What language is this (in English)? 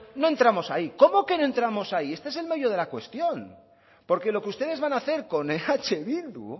Spanish